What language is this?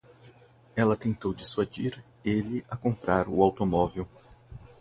Portuguese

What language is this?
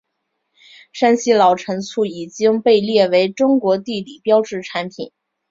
Chinese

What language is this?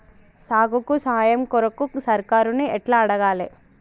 Telugu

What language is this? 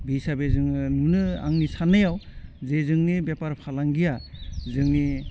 Bodo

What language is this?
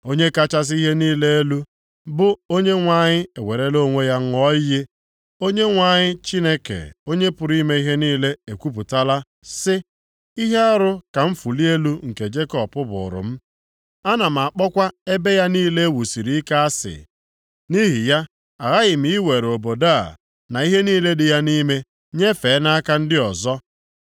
Igbo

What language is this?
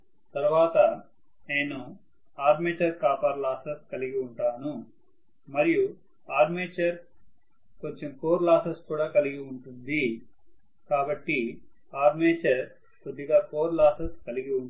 Telugu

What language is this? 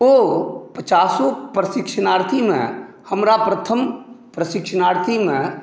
Maithili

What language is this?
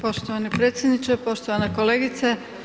Croatian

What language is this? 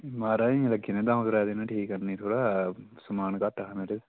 Dogri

